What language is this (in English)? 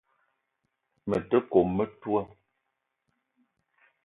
Eton (Cameroon)